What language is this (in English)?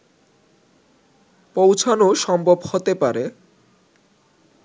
Bangla